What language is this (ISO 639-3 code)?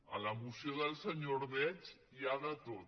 cat